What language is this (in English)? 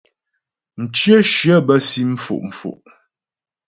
Ghomala